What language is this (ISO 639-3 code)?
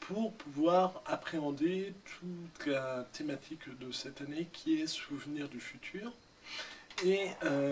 fra